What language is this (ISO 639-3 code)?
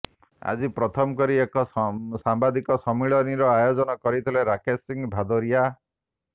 ori